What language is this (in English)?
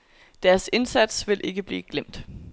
Danish